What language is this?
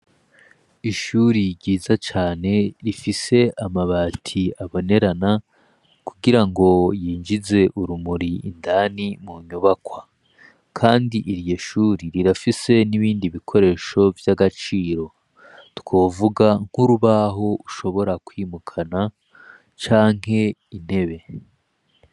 Rundi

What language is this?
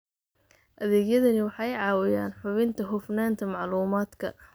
Somali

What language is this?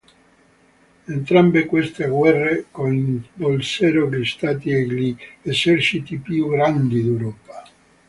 Italian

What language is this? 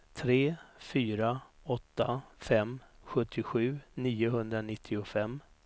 Swedish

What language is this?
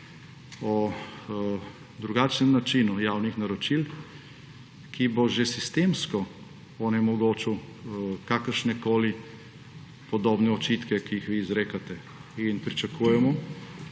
Slovenian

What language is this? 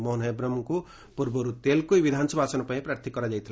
Odia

